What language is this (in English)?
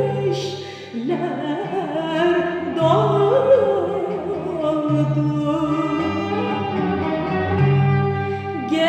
Dutch